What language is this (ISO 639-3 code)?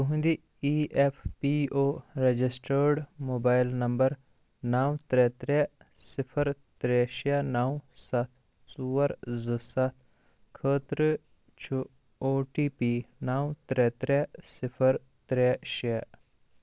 kas